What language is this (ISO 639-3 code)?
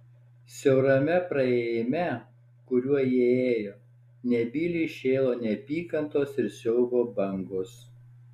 lit